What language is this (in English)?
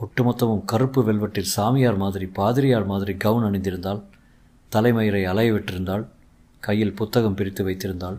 Tamil